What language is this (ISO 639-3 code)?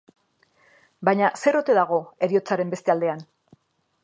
eus